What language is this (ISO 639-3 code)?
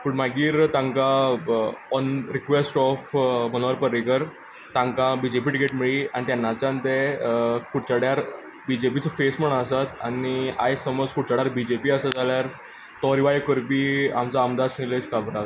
kok